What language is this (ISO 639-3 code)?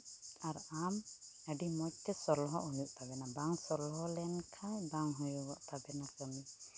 sat